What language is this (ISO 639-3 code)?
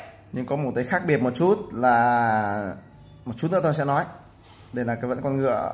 vie